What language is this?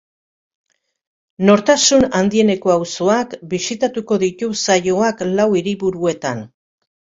Basque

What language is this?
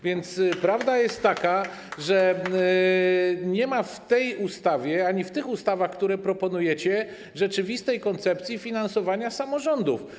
Polish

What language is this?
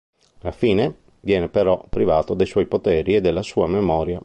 Italian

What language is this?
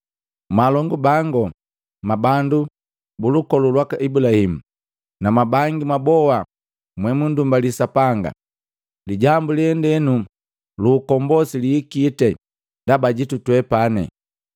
Matengo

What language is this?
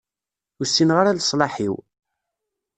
Kabyle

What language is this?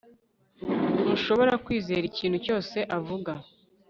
Kinyarwanda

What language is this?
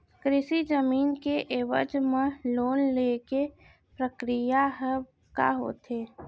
Chhattisgarhi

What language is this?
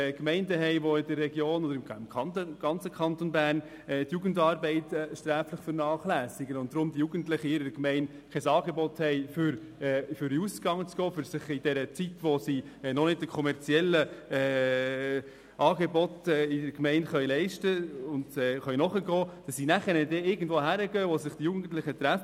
Swiss German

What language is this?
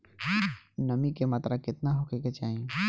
Bhojpuri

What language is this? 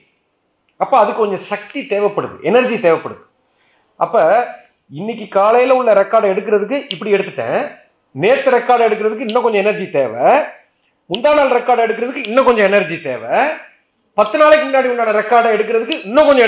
Tamil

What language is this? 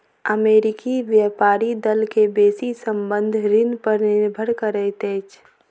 Maithili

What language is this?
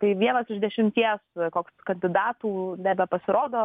Lithuanian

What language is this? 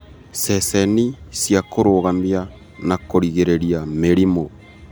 Kikuyu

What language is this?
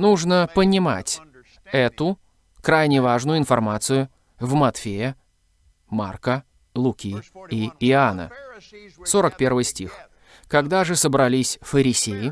Russian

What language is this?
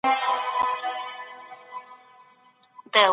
Pashto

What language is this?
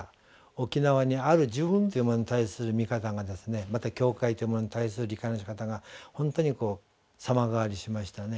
Japanese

